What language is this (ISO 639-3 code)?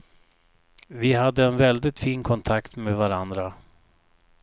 swe